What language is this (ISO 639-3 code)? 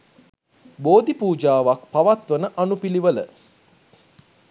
sin